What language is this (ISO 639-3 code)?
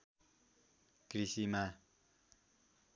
nep